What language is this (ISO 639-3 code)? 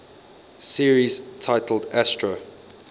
eng